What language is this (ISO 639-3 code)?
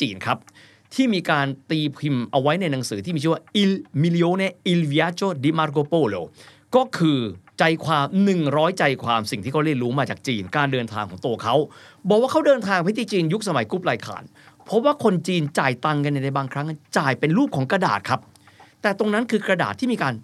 tha